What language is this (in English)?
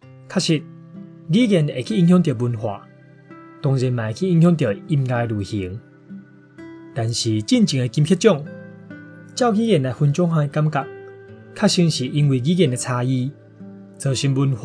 Chinese